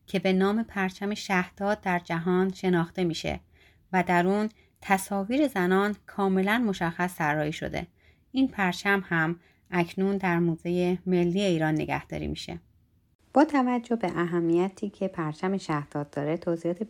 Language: Persian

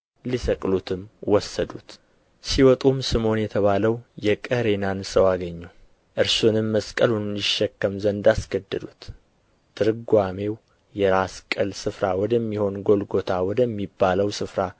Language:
Amharic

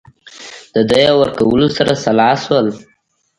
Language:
Pashto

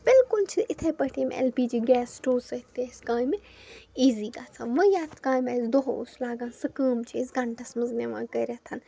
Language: Kashmiri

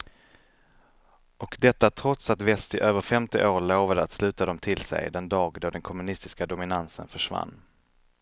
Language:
Swedish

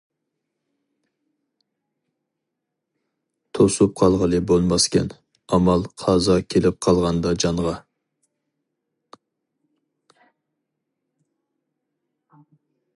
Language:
Uyghur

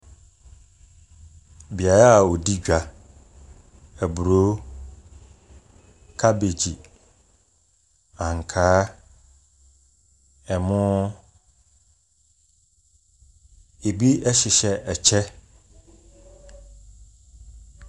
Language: Akan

